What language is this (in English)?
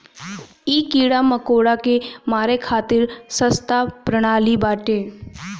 Bhojpuri